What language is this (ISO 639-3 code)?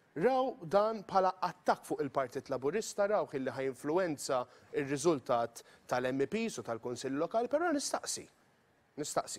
ara